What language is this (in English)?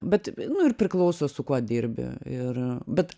Lithuanian